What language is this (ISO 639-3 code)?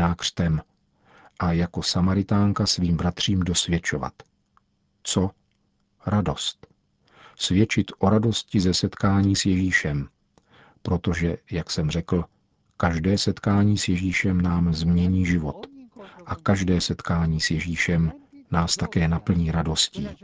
ces